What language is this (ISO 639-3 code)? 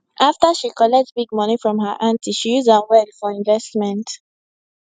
pcm